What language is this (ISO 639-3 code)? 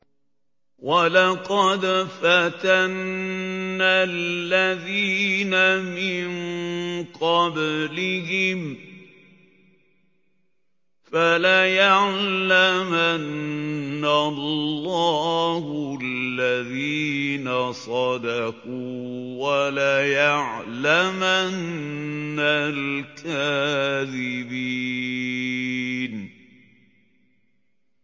ara